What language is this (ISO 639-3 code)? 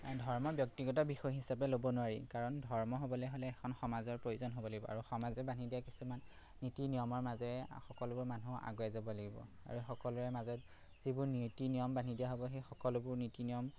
asm